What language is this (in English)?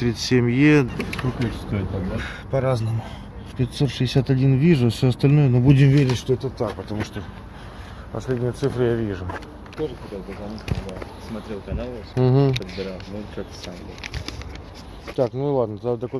Russian